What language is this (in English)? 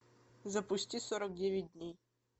Russian